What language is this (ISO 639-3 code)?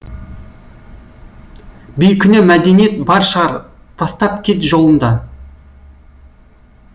kaz